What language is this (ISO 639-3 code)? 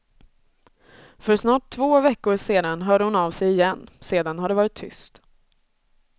swe